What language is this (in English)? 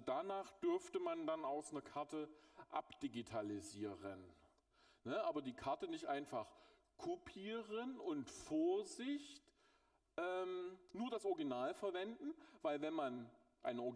German